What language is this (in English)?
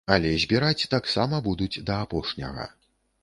Belarusian